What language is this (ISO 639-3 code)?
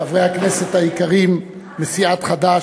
heb